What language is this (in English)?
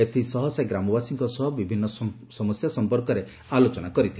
Odia